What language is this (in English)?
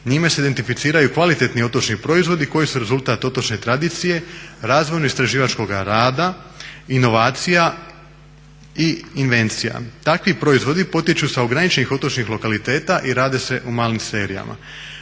Croatian